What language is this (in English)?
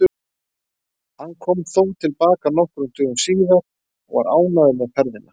Icelandic